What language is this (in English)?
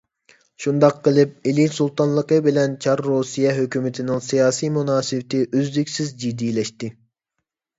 Uyghur